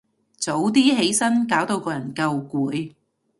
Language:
Cantonese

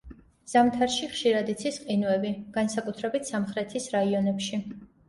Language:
Georgian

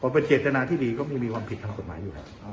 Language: Thai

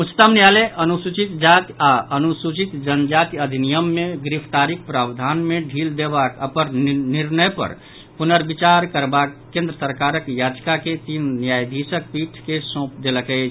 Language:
Maithili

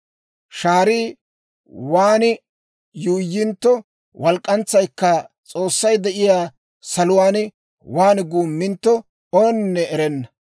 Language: Dawro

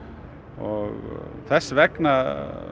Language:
Icelandic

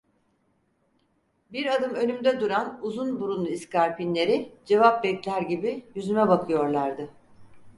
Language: Turkish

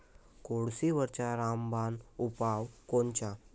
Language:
Marathi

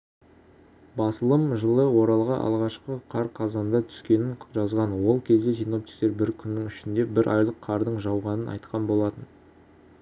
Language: Kazakh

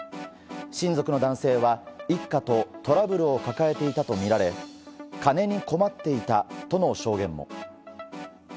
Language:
Japanese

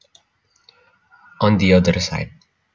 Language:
Javanese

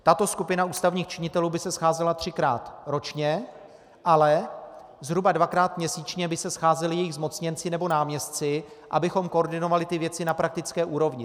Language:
Czech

